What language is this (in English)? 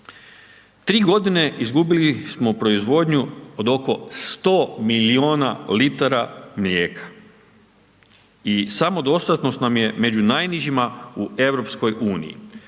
Croatian